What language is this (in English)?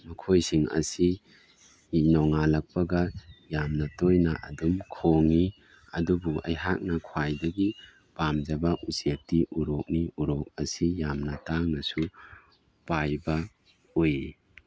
Manipuri